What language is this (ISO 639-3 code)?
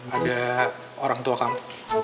ind